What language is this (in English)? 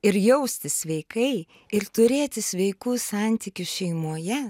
Lithuanian